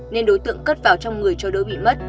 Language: Vietnamese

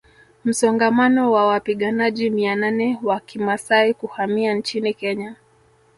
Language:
Swahili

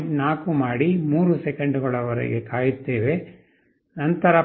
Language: Kannada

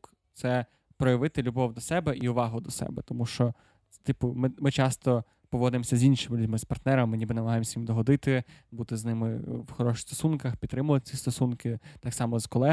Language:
Ukrainian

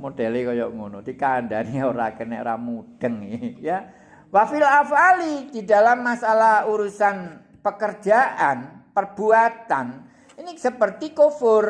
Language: Indonesian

